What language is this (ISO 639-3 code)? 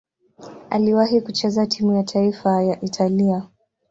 swa